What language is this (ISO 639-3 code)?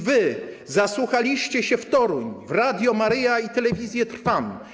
pol